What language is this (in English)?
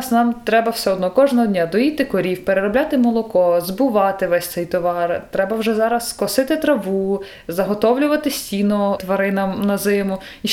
Ukrainian